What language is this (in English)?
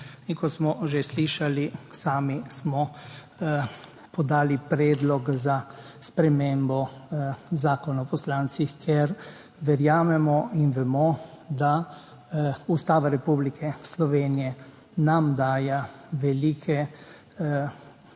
Slovenian